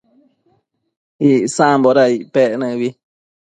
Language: Matsés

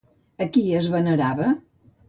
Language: Catalan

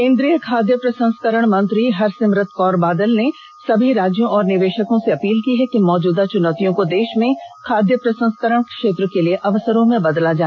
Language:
Hindi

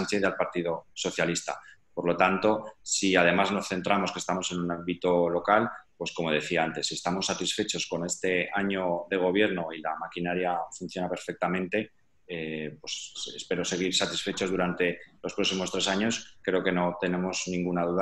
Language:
Spanish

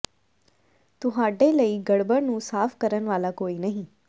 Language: Punjabi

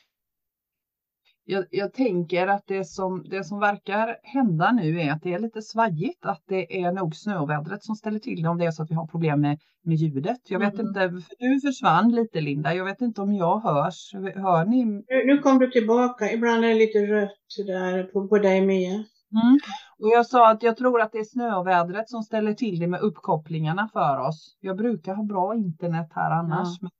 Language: Swedish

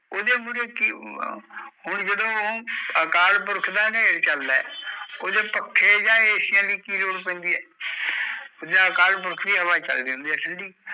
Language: Punjabi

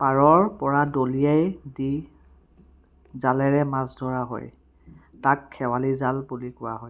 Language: Assamese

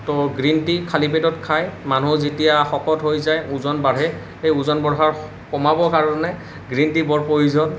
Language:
Assamese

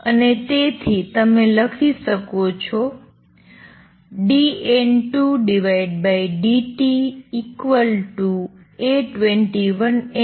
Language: Gujarati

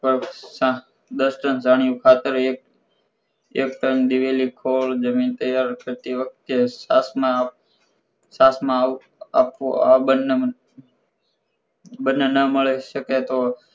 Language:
Gujarati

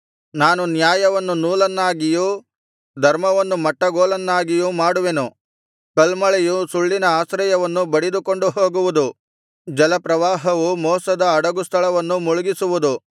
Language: Kannada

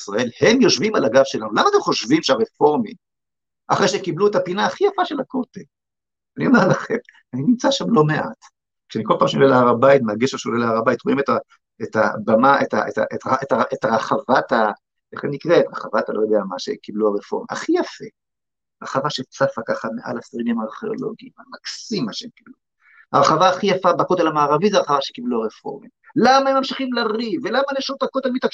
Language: Hebrew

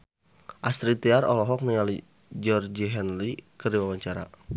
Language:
Sundanese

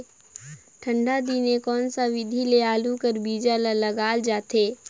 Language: Chhattisgarhi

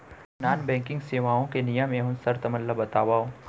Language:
Chhattisgarhi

